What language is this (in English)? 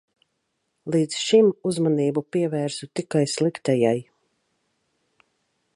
Latvian